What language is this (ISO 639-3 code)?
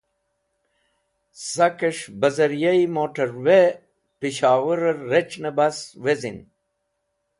wbl